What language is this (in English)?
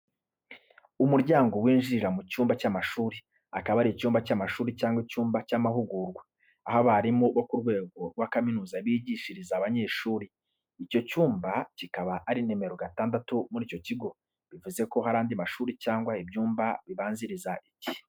Kinyarwanda